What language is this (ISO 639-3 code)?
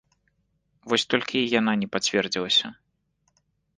bel